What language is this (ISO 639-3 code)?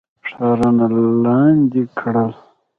pus